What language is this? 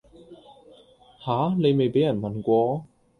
Cantonese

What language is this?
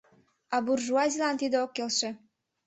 Mari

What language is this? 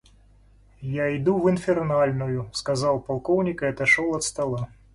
Russian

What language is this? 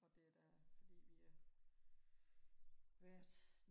Danish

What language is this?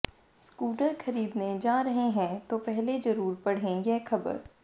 Hindi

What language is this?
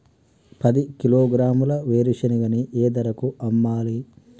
Telugu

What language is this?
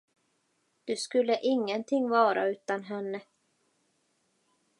Swedish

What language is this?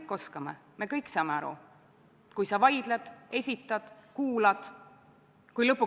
Estonian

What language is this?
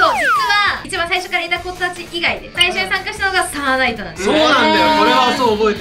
Japanese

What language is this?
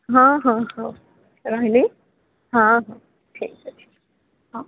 Odia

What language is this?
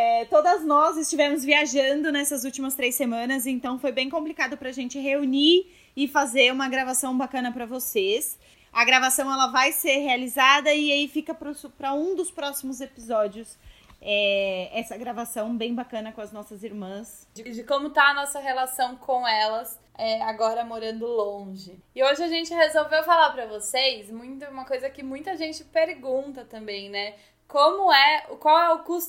Portuguese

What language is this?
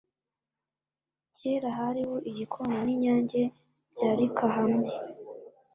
Kinyarwanda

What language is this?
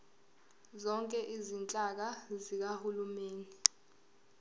Zulu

